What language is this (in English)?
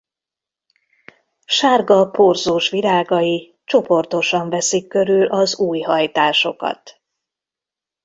Hungarian